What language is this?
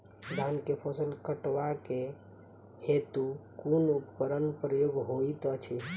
Maithili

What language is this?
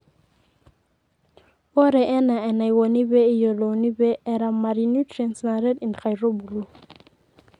Masai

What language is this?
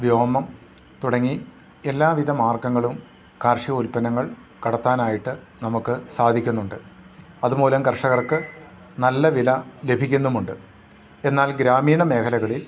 Malayalam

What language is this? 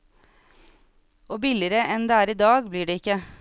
Norwegian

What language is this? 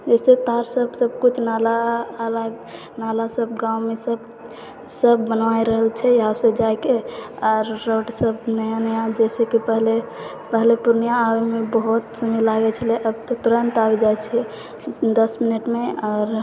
Maithili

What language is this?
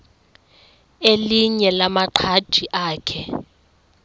Xhosa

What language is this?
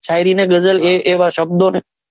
Gujarati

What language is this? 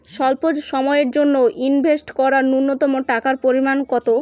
Bangla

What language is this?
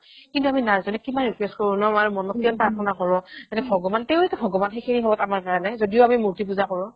Assamese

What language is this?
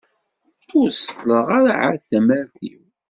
Kabyle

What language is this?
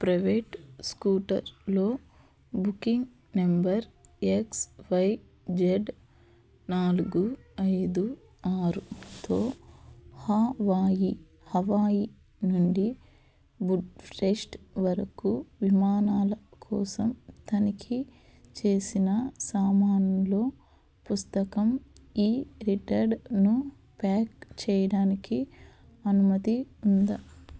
Telugu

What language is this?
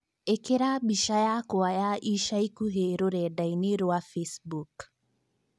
Kikuyu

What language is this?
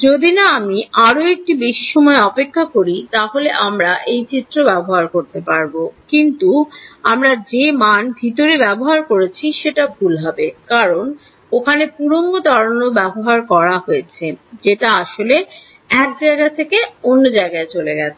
Bangla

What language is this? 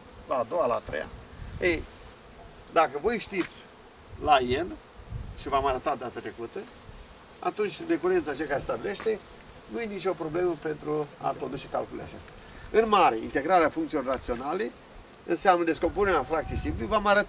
Romanian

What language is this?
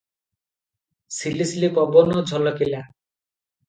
Odia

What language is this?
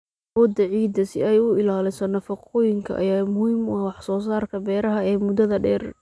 Somali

